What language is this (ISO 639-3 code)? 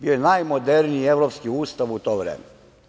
srp